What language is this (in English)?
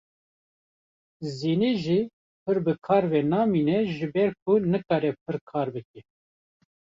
Kurdish